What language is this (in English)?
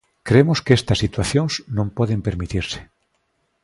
Galician